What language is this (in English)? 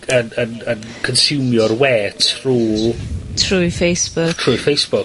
Welsh